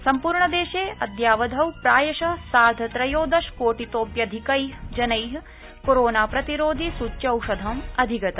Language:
Sanskrit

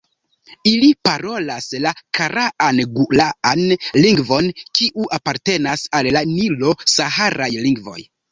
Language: Esperanto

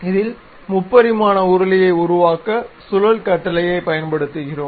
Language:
Tamil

